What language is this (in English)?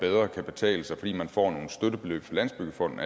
Danish